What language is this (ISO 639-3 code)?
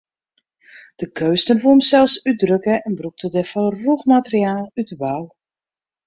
fry